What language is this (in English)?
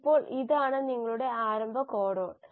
Malayalam